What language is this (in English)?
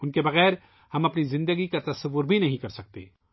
Urdu